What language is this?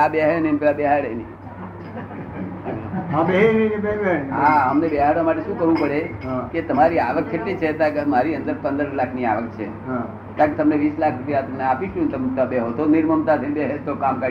Gujarati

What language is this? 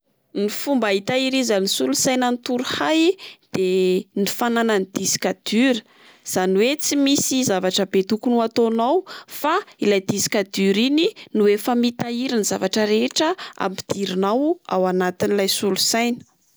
Malagasy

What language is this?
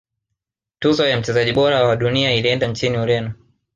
Swahili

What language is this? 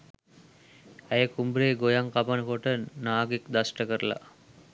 Sinhala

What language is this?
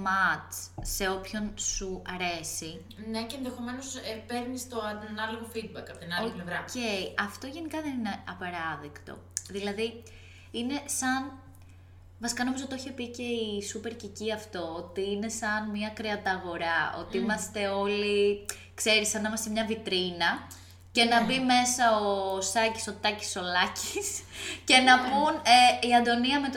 Greek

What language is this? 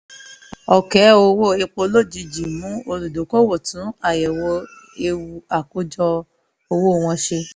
Yoruba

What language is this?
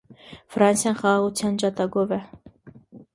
Armenian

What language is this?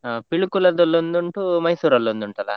Kannada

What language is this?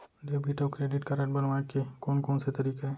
Chhattisgarhi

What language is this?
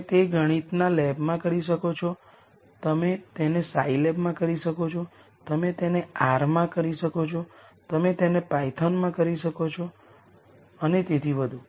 Gujarati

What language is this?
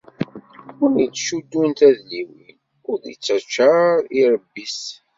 Kabyle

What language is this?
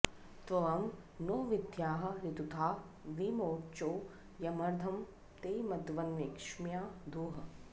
Sanskrit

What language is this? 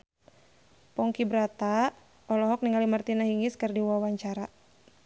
Sundanese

